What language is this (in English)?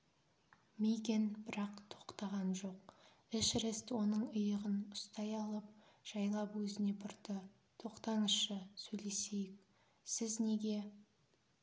Kazakh